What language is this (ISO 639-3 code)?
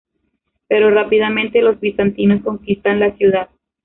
spa